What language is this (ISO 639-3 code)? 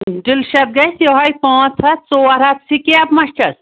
kas